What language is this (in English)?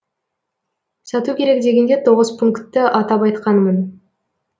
Kazakh